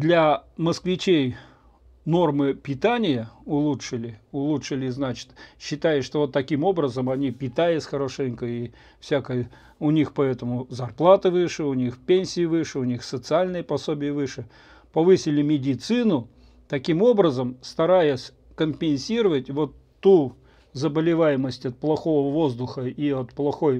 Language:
Russian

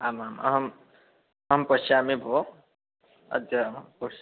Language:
Sanskrit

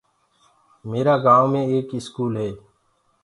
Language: Gurgula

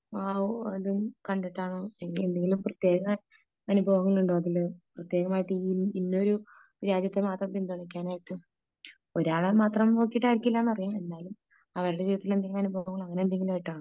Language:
Malayalam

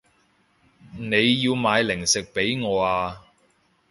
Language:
Cantonese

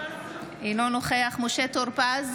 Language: Hebrew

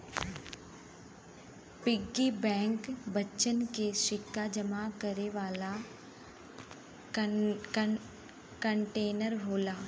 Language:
Bhojpuri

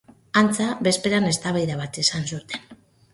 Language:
Basque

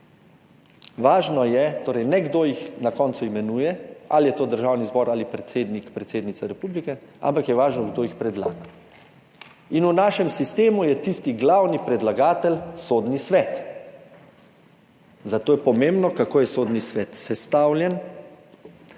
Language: Slovenian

